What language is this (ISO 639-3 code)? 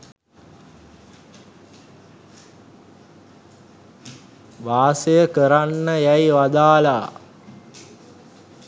sin